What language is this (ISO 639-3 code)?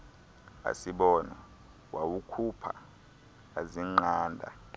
xho